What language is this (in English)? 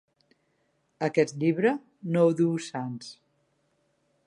Catalan